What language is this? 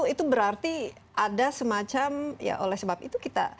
Indonesian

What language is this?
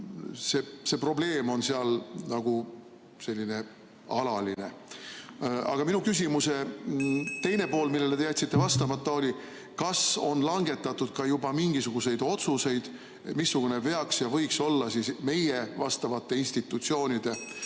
Estonian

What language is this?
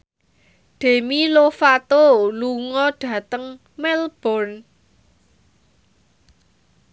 Javanese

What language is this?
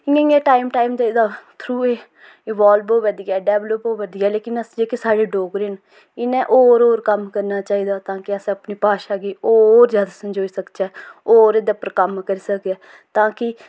Dogri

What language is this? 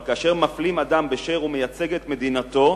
Hebrew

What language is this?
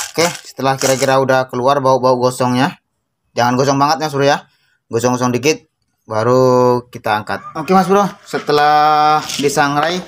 Indonesian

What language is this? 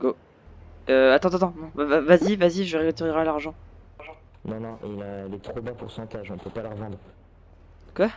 French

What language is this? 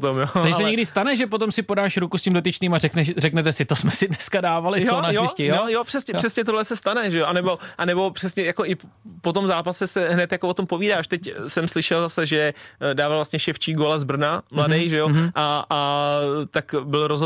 Czech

